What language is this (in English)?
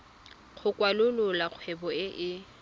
Tswana